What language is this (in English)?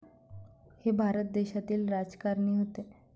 Marathi